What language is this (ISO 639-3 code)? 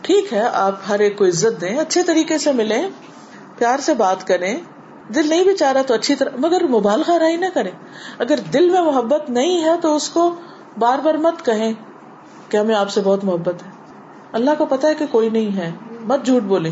urd